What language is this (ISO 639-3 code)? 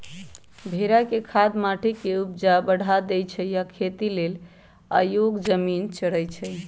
mag